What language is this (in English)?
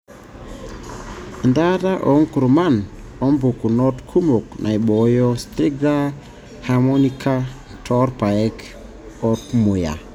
Masai